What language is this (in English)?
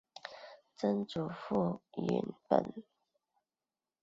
Chinese